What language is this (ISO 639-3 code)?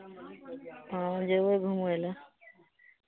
mai